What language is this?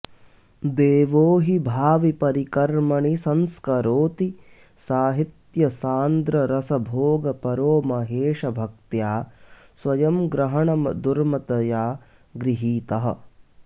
Sanskrit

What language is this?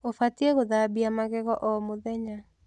Kikuyu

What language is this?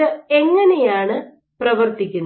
Malayalam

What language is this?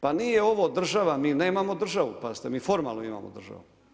Croatian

